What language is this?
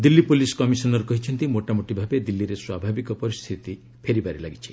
Odia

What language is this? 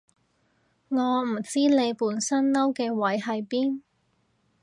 Cantonese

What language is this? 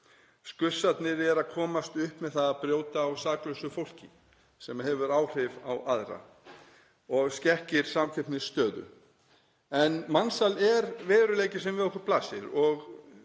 Icelandic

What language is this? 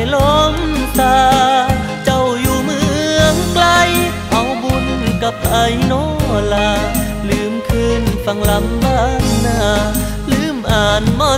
Thai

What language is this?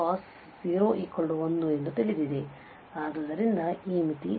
Kannada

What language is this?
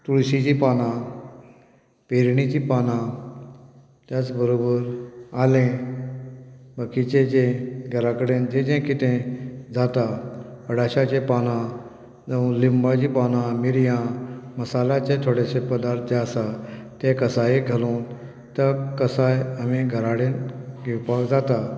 Konkani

